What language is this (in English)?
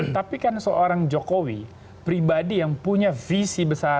Indonesian